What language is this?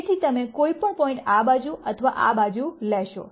Gujarati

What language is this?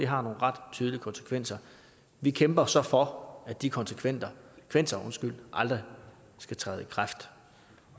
Danish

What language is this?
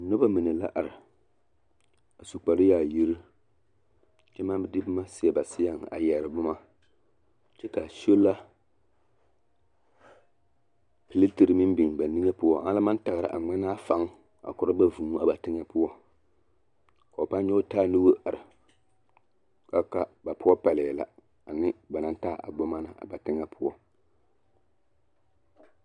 Southern Dagaare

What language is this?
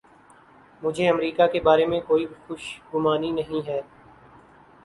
Urdu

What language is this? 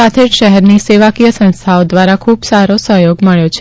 Gujarati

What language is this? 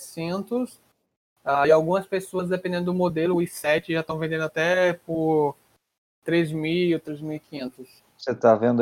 Portuguese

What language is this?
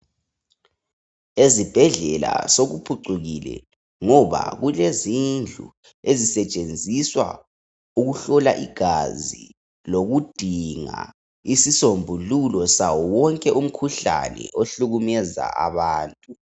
North Ndebele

